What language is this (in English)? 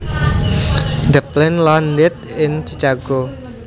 Javanese